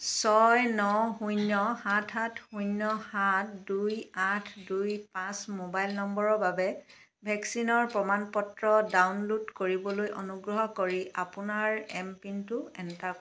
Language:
Assamese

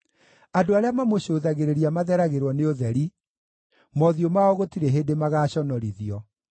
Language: Kikuyu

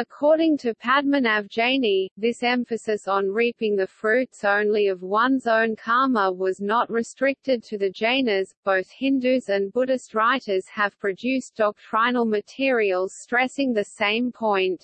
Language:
English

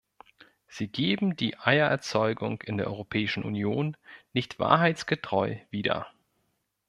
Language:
German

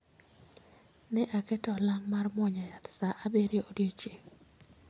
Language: Luo (Kenya and Tanzania)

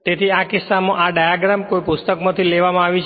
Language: Gujarati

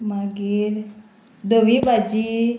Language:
Konkani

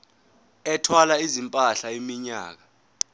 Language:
Zulu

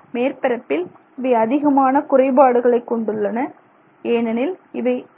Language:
Tamil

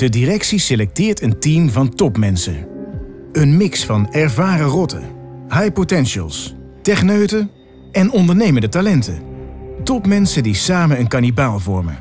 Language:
Dutch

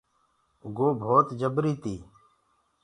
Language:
Gurgula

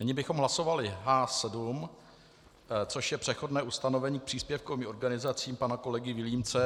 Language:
Czech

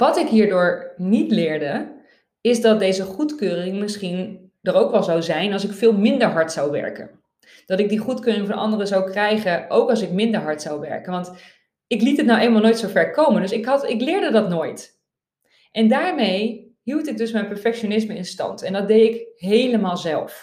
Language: Dutch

